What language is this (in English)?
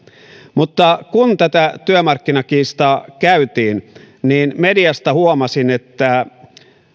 Finnish